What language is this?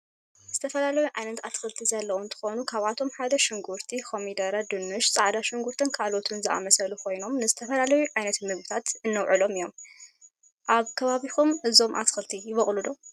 Tigrinya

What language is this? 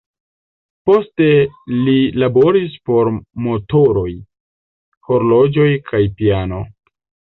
Esperanto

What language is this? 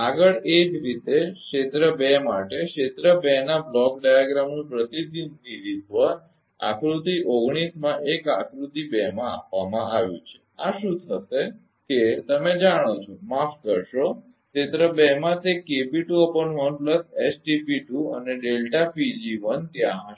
Gujarati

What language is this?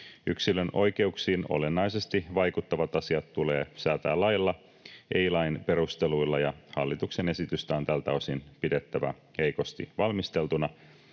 Finnish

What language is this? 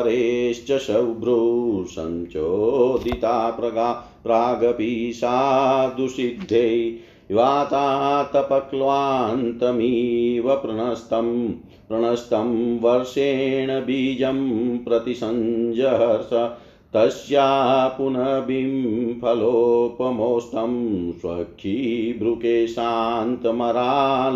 Hindi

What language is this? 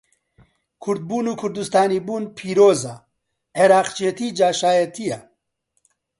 Central Kurdish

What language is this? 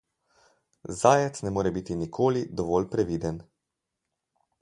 Slovenian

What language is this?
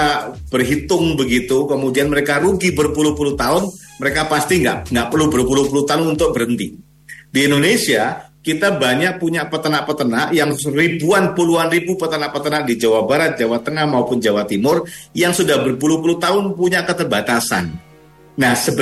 Indonesian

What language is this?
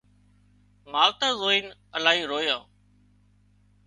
Wadiyara Koli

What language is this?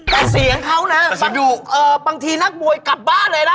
Thai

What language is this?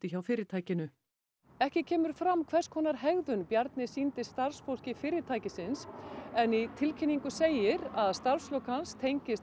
Icelandic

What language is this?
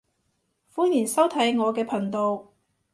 Cantonese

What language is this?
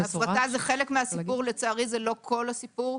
Hebrew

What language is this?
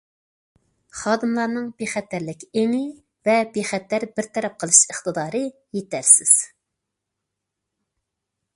Uyghur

